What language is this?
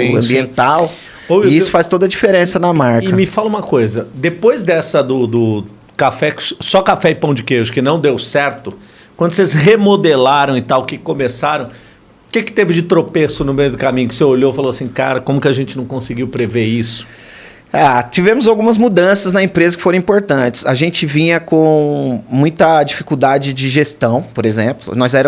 Portuguese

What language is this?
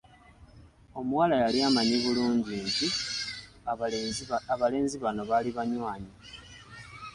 Ganda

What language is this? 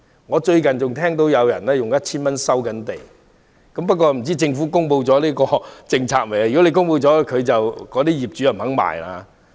Cantonese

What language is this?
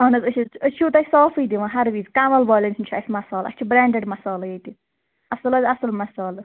Kashmiri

